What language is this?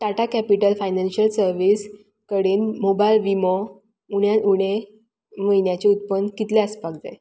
Konkani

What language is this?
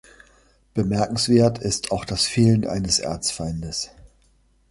German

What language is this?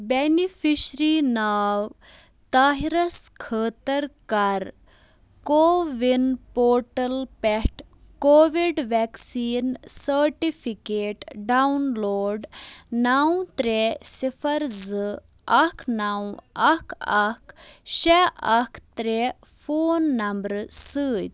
Kashmiri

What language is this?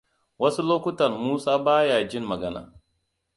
Hausa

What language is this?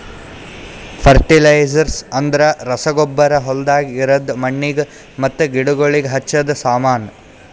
Kannada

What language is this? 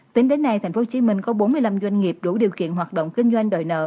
Vietnamese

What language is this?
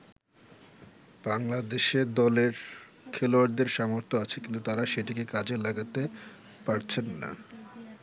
Bangla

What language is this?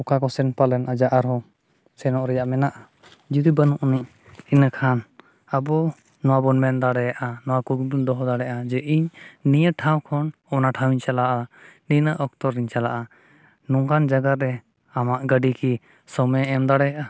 Santali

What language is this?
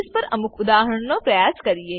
Gujarati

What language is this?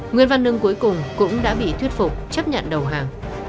Vietnamese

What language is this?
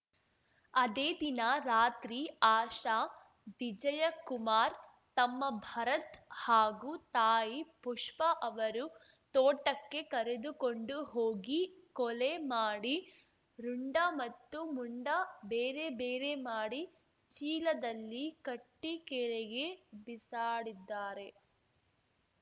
Kannada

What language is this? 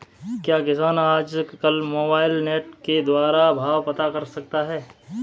Hindi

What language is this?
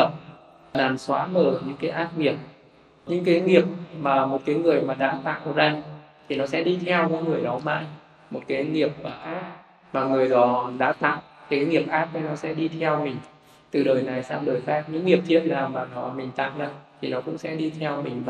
Vietnamese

